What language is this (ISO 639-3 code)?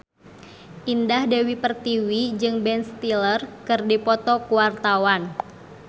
sun